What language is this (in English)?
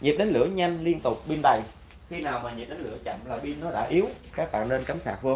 Vietnamese